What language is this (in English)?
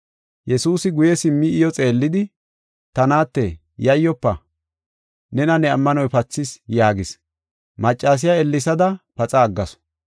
Gofa